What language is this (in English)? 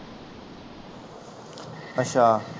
Punjabi